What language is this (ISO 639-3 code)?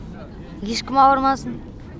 kaz